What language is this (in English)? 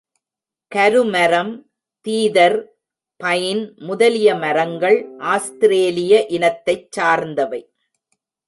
Tamil